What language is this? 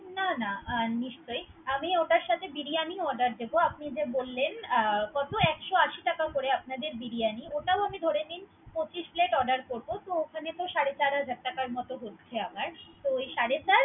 Bangla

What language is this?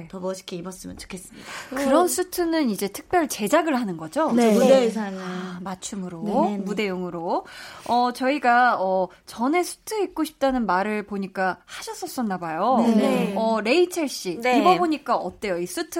Korean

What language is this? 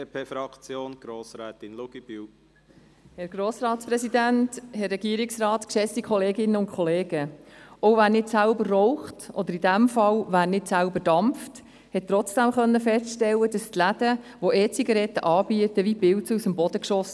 Swiss German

